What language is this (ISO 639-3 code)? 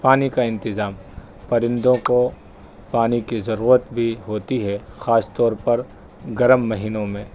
urd